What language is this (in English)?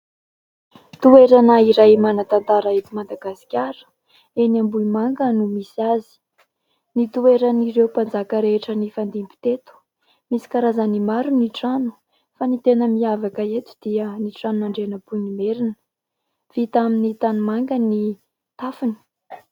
Malagasy